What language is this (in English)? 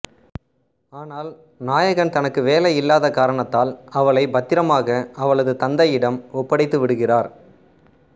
Tamil